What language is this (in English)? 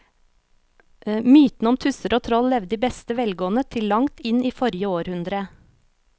Norwegian